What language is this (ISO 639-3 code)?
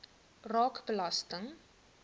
afr